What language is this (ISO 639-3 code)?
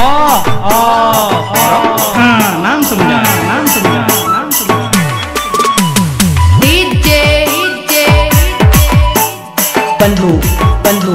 ind